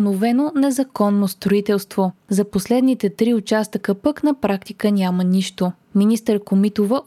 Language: Bulgarian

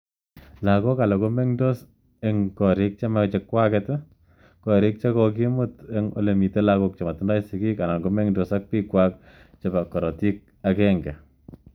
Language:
Kalenjin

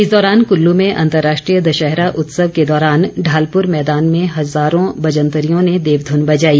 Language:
Hindi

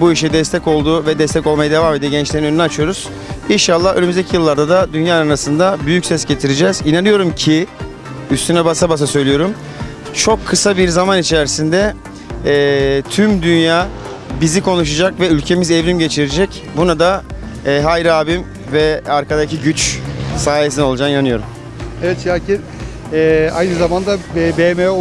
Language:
Turkish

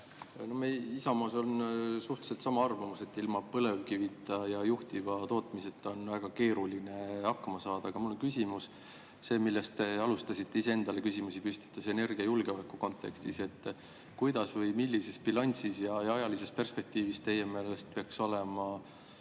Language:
Estonian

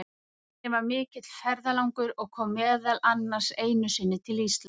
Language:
Icelandic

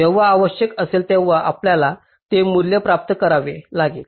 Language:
Marathi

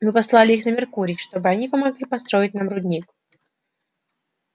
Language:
Russian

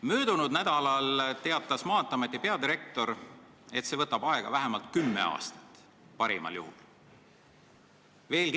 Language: Estonian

